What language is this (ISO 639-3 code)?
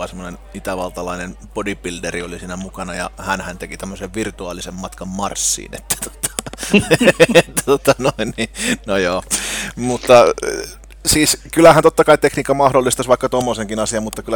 fin